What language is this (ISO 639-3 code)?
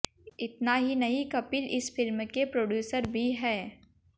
hin